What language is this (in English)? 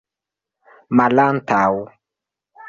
Esperanto